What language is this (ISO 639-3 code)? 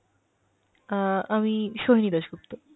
ben